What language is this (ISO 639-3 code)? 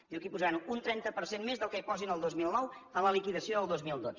cat